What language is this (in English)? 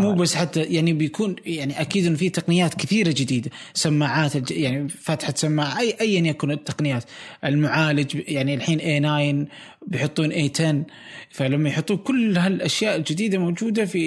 Arabic